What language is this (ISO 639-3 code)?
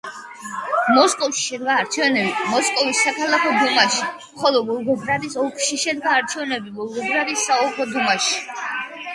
kat